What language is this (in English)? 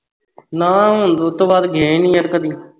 Punjabi